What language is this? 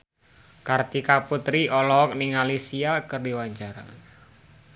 Sundanese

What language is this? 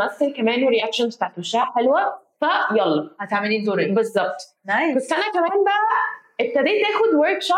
Arabic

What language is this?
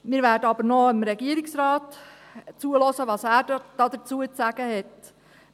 Swiss German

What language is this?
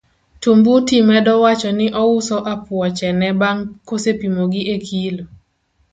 Luo (Kenya and Tanzania)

